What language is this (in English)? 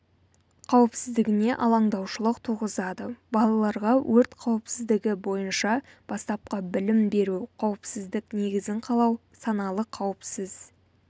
Kazakh